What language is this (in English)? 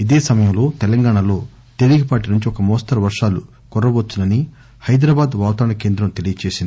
Telugu